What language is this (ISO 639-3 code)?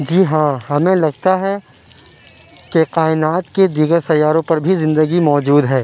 urd